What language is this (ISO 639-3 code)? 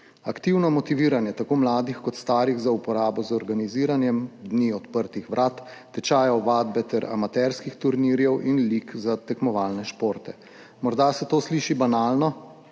slv